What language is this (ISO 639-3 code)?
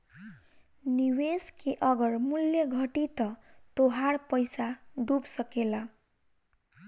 bho